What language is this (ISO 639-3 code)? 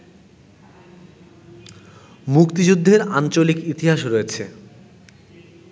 ben